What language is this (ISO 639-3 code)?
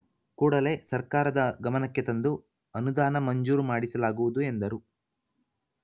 kan